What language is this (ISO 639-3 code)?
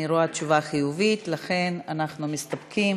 heb